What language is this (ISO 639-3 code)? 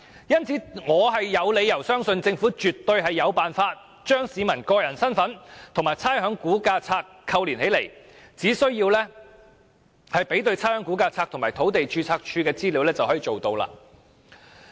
yue